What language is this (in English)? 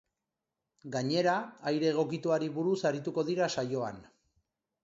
Basque